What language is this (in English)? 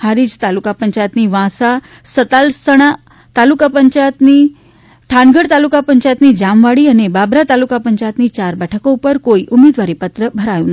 Gujarati